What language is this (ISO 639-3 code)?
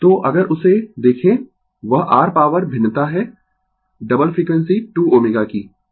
hin